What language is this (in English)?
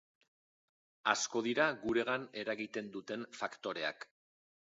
Basque